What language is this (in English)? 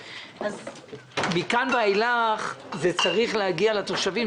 Hebrew